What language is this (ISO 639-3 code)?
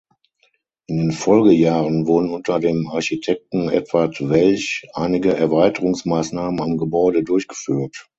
deu